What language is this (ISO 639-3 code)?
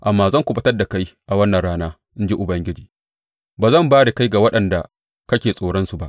hau